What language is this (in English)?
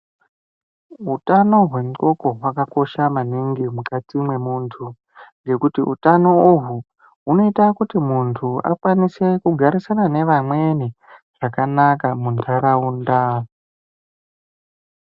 Ndau